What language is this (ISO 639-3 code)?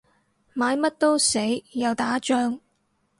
yue